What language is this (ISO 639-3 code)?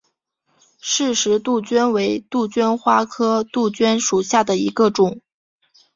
zho